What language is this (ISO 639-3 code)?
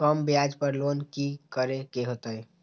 mag